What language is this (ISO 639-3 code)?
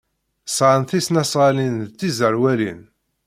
kab